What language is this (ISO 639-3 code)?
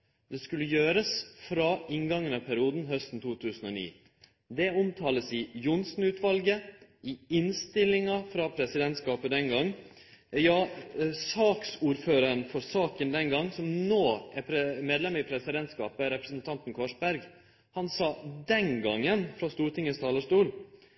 nno